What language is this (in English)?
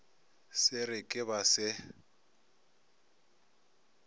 Northern Sotho